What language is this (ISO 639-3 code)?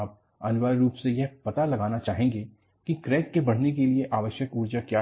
hin